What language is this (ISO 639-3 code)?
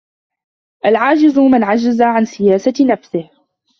ara